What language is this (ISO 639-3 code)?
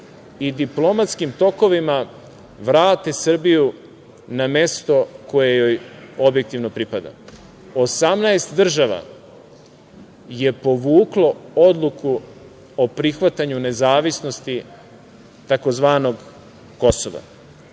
srp